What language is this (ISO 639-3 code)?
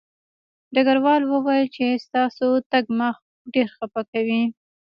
pus